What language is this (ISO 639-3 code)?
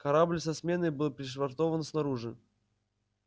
rus